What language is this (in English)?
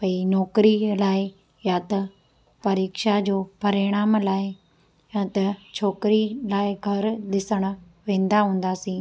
Sindhi